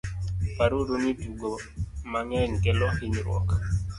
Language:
Luo (Kenya and Tanzania)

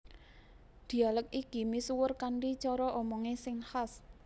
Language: Javanese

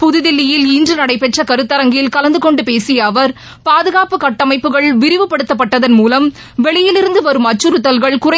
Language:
Tamil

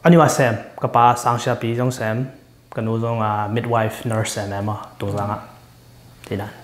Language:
Thai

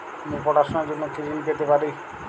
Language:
Bangla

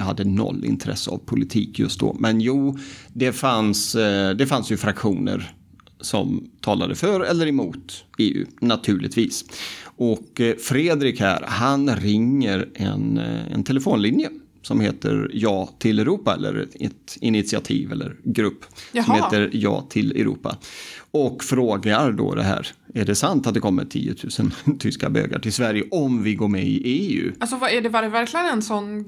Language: Swedish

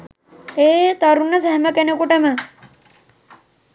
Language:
Sinhala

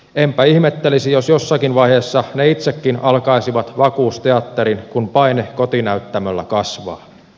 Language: Finnish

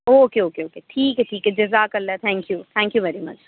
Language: Urdu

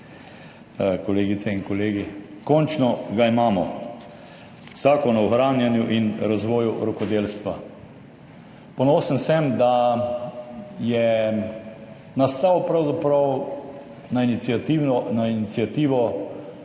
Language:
Slovenian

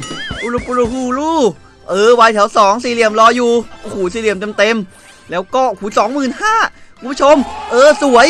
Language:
Thai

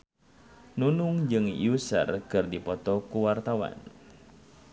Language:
Sundanese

